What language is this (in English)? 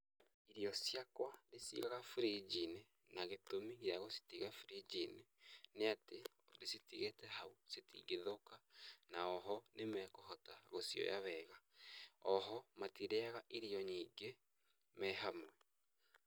Kikuyu